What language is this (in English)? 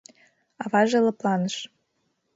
Mari